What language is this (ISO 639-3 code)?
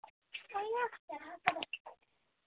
asm